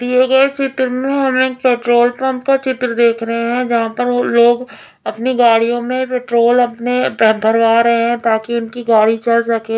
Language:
Hindi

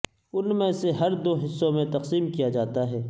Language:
Urdu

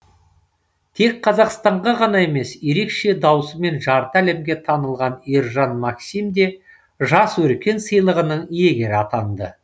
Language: Kazakh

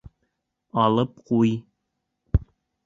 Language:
Bashkir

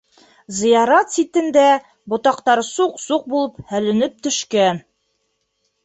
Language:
Bashkir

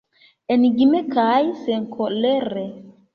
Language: Esperanto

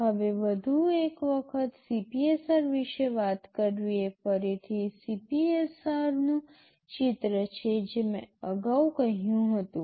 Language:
Gujarati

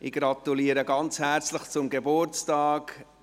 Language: Swiss German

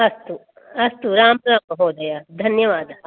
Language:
Sanskrit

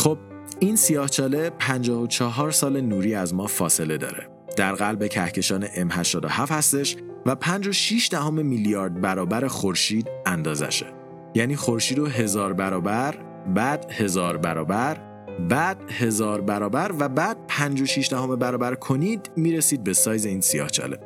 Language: Persian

